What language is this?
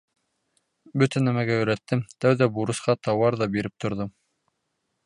Bashkir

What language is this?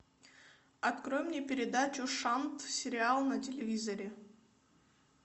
Russian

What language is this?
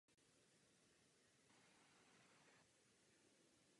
Czech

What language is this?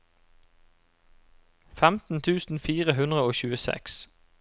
Norwegian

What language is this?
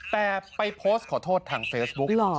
Thai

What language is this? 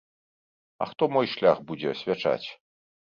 Belarusian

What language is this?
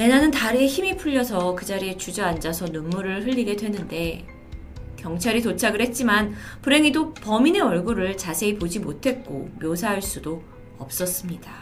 Korean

